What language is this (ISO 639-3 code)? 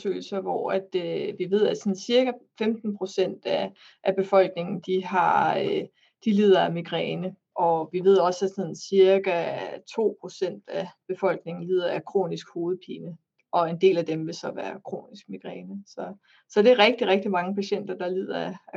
dan